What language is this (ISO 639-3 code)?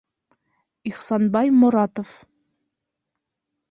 bak